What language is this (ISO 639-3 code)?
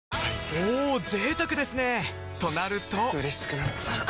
jpn